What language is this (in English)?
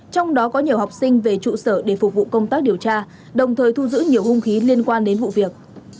Vietnamese